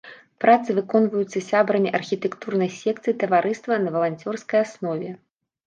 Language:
Belarusian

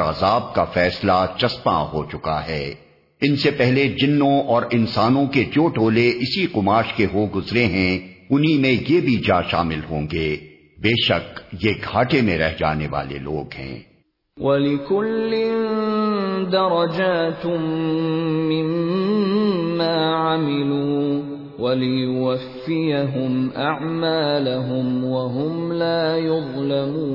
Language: Urdu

